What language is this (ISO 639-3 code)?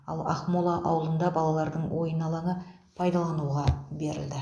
kaz